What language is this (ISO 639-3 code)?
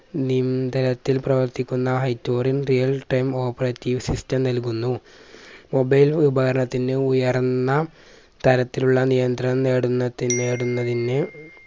mal